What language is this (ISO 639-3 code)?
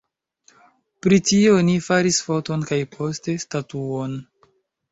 epo